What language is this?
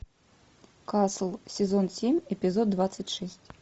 Russian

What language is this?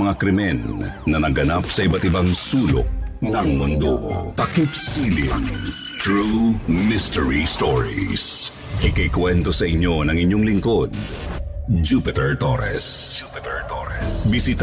Filipino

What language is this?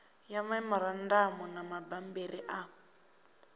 Venda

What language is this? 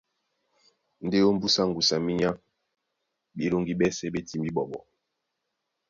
Duala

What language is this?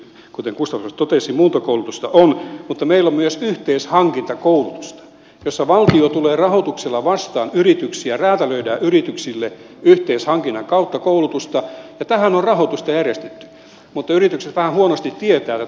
Finnish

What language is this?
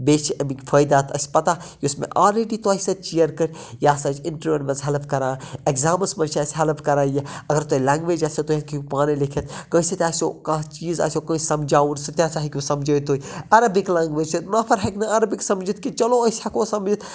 Kashmiri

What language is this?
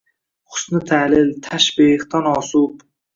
Uzbek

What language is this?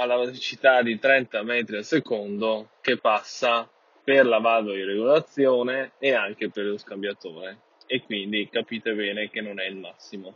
Italian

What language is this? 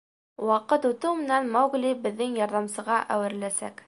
Bashkir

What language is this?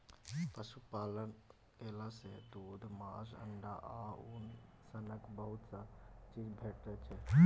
Maithili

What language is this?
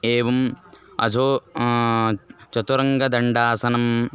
Sanskrit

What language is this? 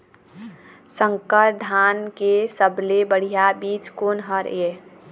Chhattisgarhi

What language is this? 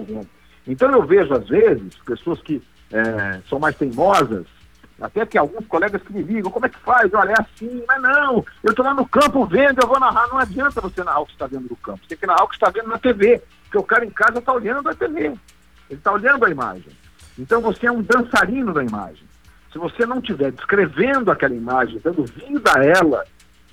Portuguese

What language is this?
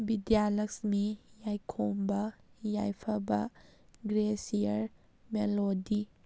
Manipuri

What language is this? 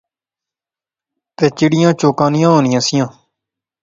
Pahari-Potwari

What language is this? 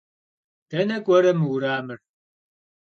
Kabardian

